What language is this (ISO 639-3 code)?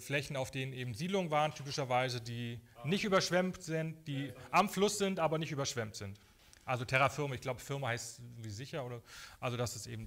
deu